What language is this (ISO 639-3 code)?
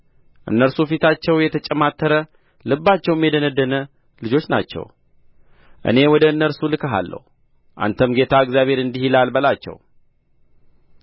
amh